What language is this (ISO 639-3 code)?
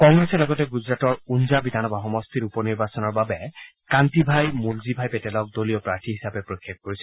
asm